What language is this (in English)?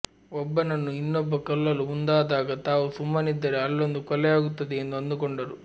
Kannada